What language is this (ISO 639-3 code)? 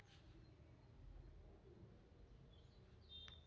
kan